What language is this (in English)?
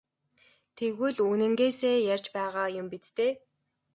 Mongolian